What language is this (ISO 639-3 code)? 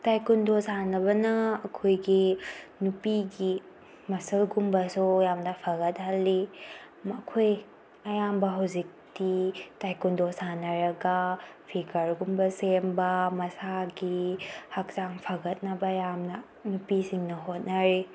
mni